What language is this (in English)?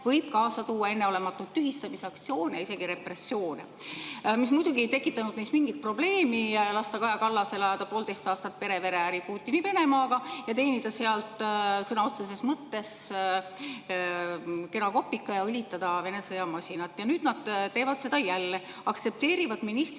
Estonian